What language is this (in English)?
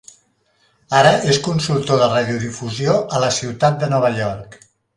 Catalan